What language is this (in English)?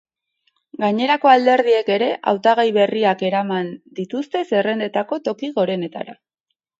Basque